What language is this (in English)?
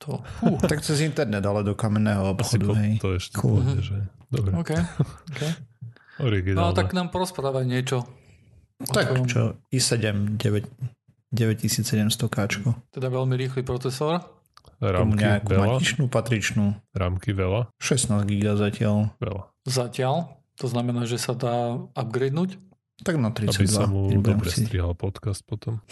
Slovak